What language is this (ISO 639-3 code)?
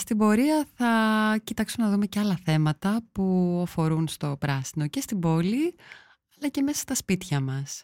ell